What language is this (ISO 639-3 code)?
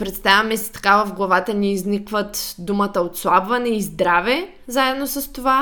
bul